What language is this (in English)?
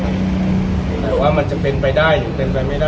Thai